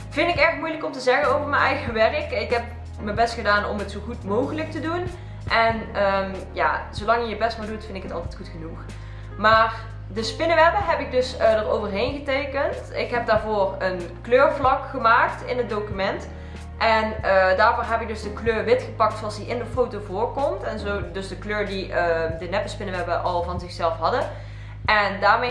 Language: Dutch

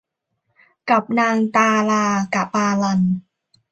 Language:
Thai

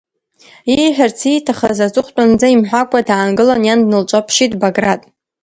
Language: Abkhazian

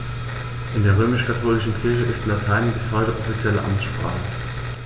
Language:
German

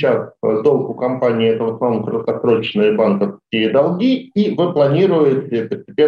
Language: Russian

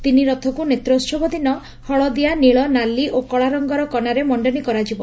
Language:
Odia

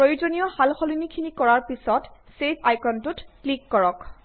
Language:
Assamese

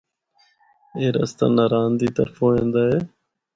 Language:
Northern Hindko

